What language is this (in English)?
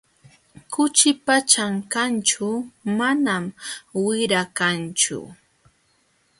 Jauja Wanca Quechua